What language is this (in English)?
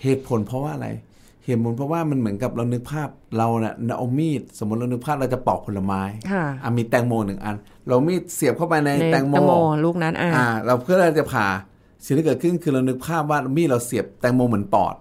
Thai